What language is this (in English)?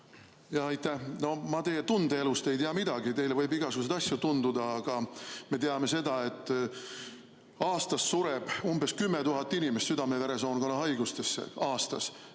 Estonian